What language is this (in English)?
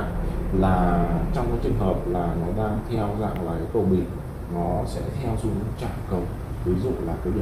Vietnamese